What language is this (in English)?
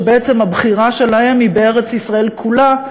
Hebrew